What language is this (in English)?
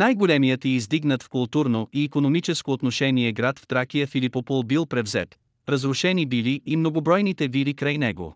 Bulgarian